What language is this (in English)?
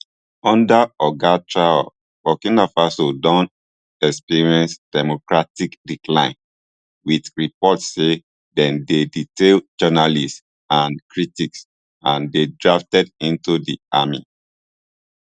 Nigerian Pidgin